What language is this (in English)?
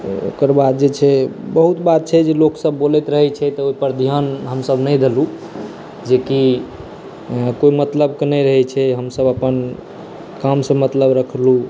Maithili